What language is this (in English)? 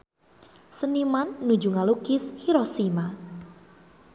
Sundanese